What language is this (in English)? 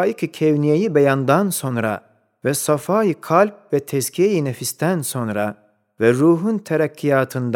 Turkish